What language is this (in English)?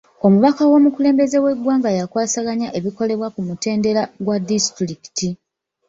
Ganda